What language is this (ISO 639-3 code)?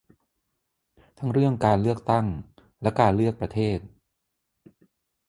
tha